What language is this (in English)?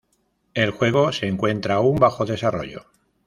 Spanish